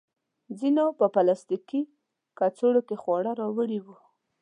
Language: Pashto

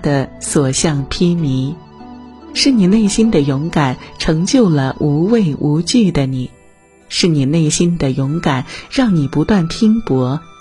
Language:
Chinese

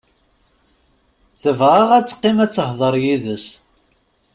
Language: Kabyle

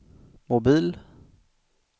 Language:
Swedish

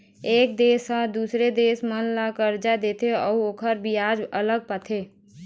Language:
Chhattisgarhi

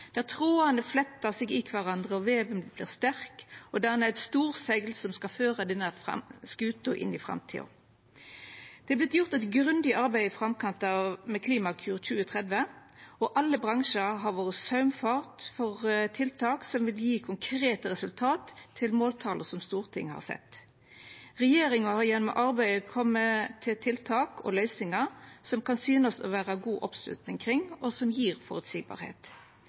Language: Norwegian Nynorsk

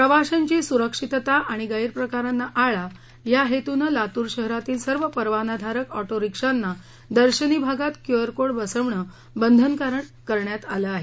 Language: Marathi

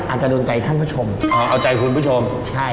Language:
Thai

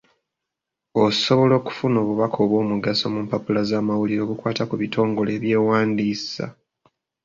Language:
Ganda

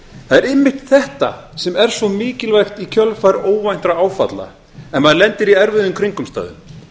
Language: Icelandic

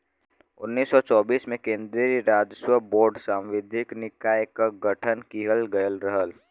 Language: Bhojpuri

